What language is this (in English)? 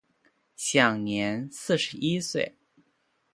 Chinese